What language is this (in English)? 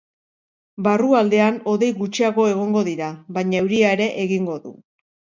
Basque